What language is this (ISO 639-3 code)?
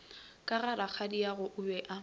nso